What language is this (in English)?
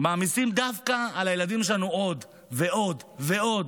Hebrew